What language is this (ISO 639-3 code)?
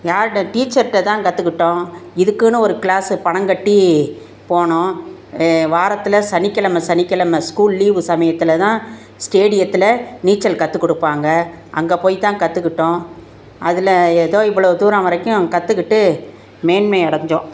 tam